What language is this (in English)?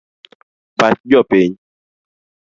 Luo (Kenya and Tanzania)